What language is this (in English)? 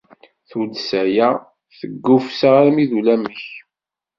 Kabyle